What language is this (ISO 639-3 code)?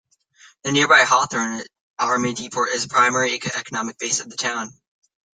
eng